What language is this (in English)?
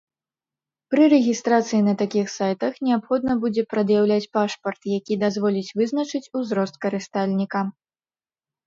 Belarusian